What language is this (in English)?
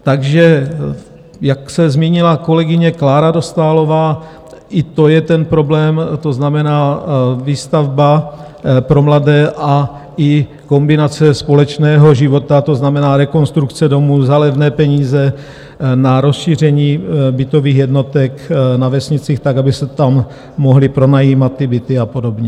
Czech